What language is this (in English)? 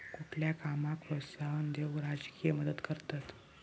Marathi